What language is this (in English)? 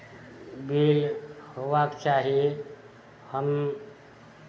Maithili